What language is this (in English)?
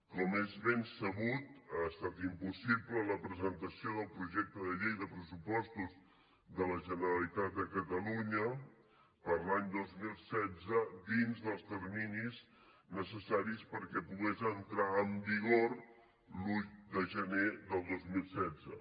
Catalan